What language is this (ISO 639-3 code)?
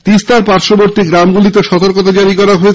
ben